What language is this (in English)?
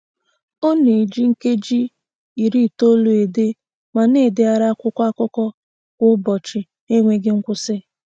Igbo